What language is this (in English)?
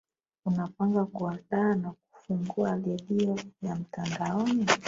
Swahili